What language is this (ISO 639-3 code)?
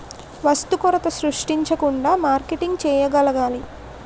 tel